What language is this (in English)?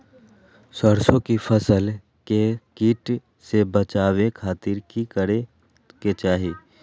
Magahi